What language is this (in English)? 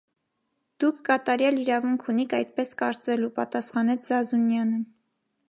Armenian